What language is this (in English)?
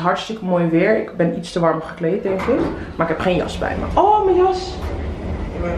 Dutch